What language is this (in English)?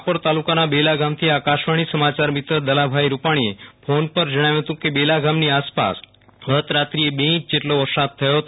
Gujarati